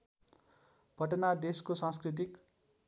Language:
Nepali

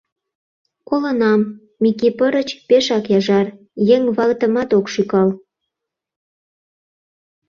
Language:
Mari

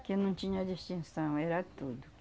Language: Portuguese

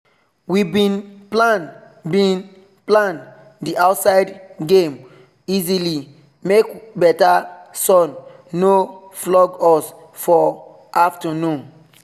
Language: Nigerian Pidgin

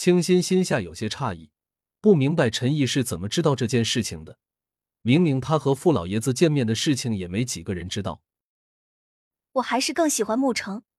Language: Chinese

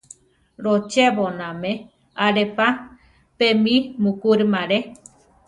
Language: Central Tarahumara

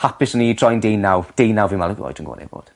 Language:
Welsh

